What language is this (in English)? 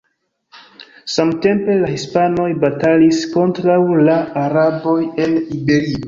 Esperanto